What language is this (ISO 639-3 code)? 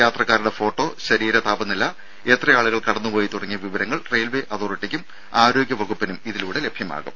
mal